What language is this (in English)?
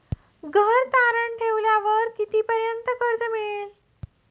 Marathi